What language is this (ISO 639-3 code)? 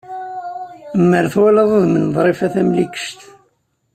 kab